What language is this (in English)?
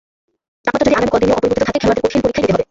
Bangla